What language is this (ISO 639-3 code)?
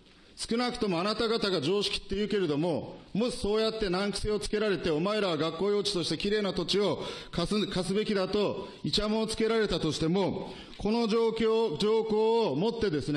jpn